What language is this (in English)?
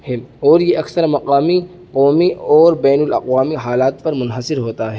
Urdu